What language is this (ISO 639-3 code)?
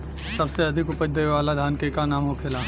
bho